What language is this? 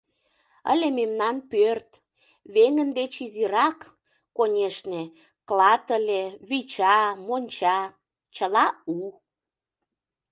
Mari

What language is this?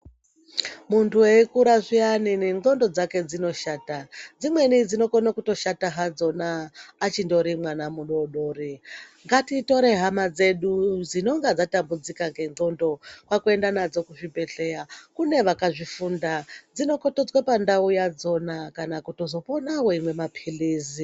Ndau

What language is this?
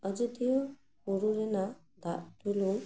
Santali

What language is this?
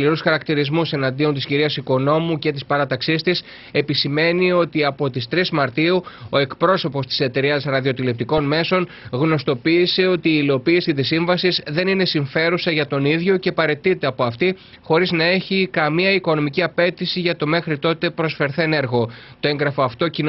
Greek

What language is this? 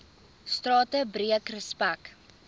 Afrikaans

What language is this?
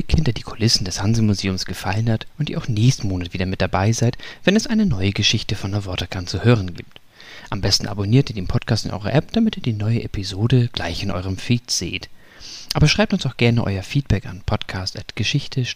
German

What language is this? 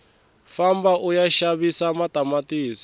Tsonga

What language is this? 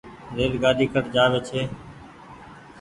Goaria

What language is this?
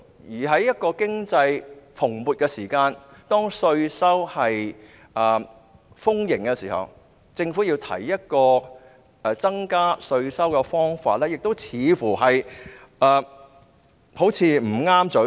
Cantonese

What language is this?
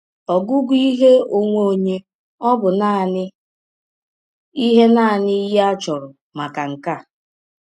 Igbo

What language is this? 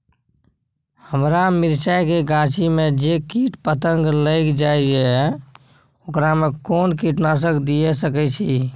Maithili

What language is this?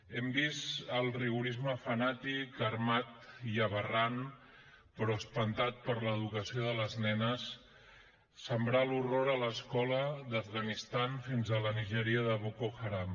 Catalan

